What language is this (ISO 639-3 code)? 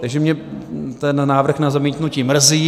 ces